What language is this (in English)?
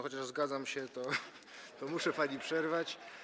Polish